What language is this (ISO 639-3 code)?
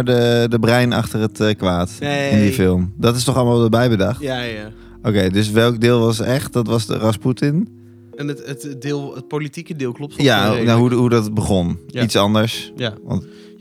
nld